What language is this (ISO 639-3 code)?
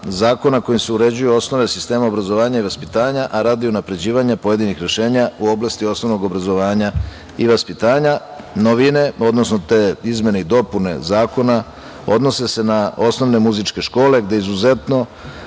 srp